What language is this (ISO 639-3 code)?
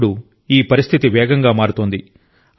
tel